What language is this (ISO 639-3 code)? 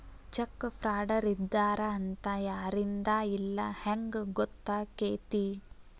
kan